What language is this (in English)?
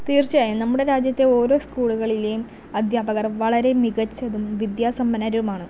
Malayalam